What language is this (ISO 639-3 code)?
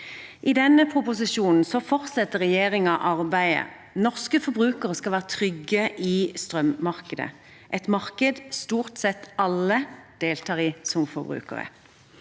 nor